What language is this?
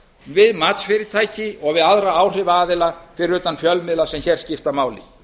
Icelandic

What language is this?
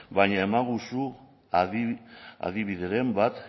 Basque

